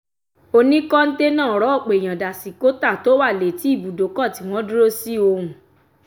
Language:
Yoruba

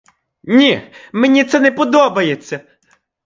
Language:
Ukrainian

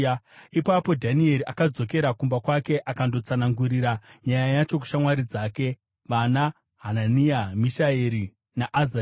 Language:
Shona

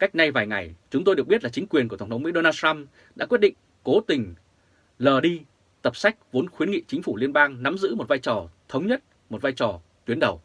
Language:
Vietnamese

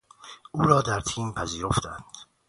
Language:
Persian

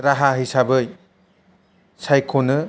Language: Bodo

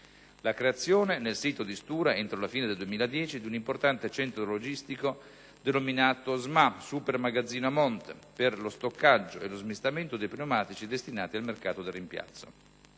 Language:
Italian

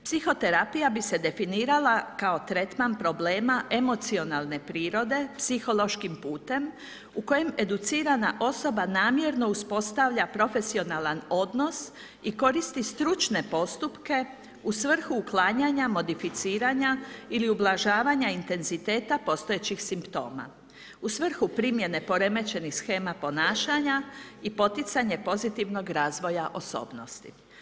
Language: Croatian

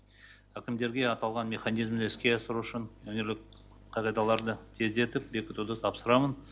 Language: Kazakh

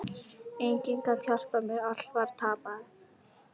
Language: Icelandic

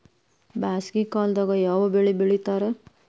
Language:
Kannada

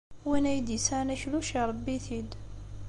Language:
Kabyle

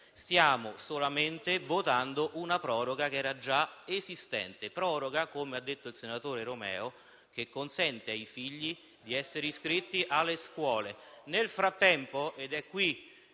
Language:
Italian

